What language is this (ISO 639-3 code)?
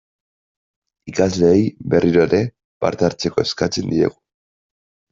eus